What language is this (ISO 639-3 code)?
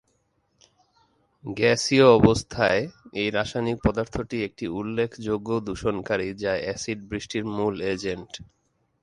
ben